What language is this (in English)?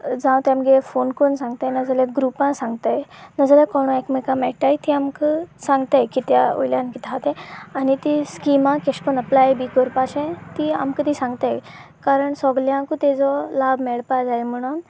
Konkani